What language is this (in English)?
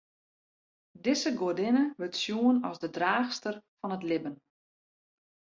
Western Frisian